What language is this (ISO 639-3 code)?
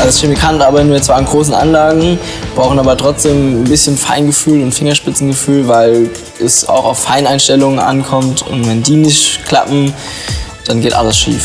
deu